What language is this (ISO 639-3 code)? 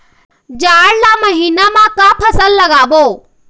hne